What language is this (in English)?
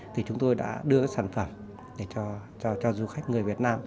Vietnamese